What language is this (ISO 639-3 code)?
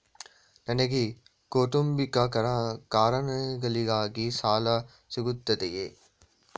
kan